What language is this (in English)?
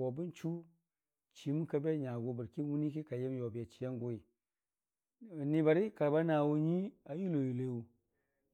Dijim-Bwilim